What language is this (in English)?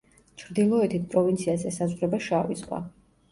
Georgian